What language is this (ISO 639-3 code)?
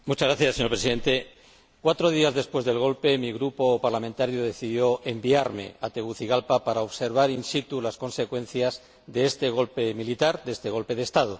spa